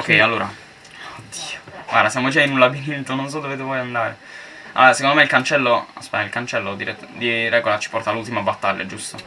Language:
Italian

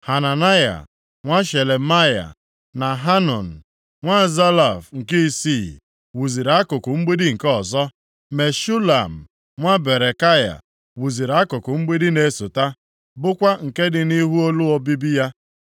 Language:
Igbo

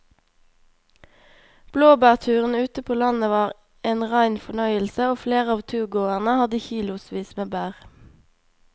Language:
Norwegian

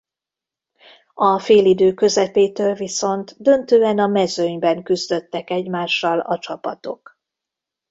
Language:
Hungarian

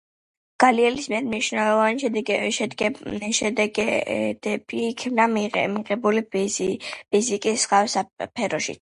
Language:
Georgian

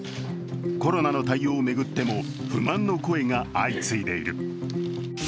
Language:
Japanese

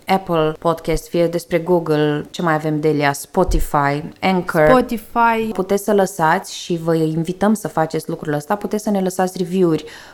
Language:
Romanian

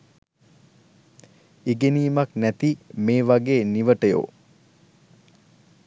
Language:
Sinhala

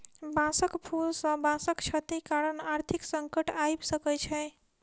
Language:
Maithili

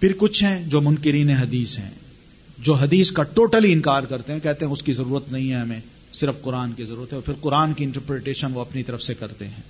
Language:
Urdu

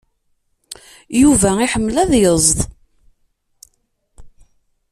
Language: Kabyle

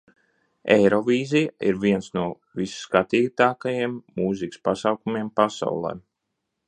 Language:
Latvian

